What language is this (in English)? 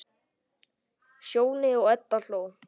Icelandic